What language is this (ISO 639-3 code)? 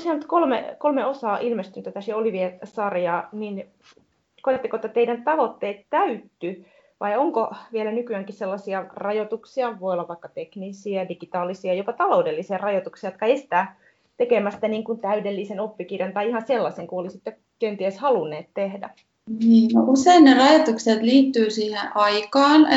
fin